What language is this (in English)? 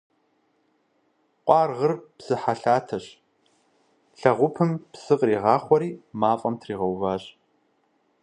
Kabardian